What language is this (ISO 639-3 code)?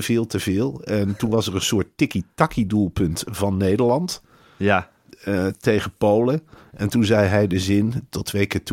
nld